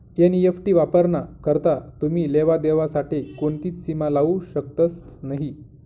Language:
Marathi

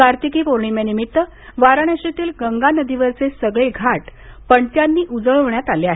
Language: Marathi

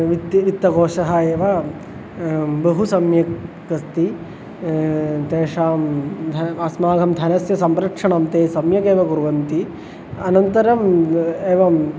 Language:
Sanskrit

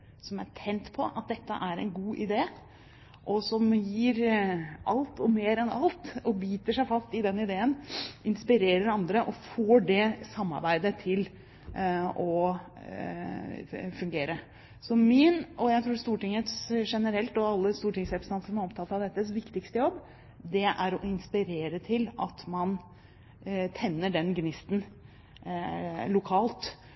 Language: Norwegian Bokmål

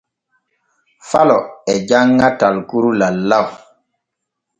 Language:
Borgu Fulfulde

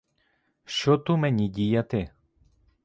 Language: Ukrainian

